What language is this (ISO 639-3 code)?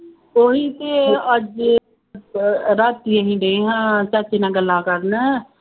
pan